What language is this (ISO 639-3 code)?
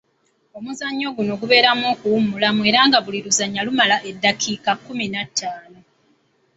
lug